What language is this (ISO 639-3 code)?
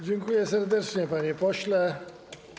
pol